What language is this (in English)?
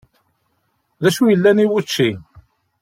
Kabyle